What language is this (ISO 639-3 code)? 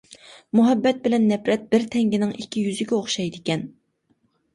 uig